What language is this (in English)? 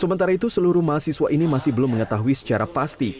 Indonesian